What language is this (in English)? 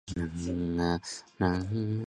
Chinese